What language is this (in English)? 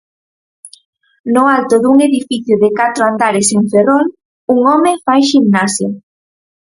Galician